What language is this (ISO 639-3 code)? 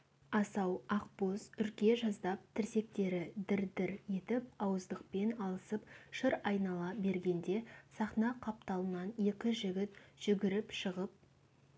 kaz